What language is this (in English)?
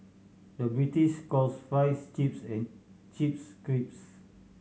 English